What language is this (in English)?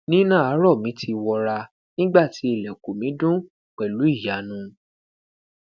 Yoruba